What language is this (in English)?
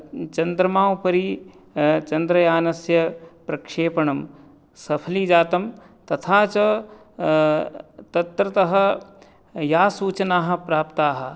Sanskrit